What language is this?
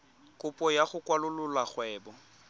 Tswana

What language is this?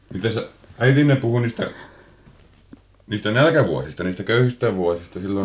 Finnish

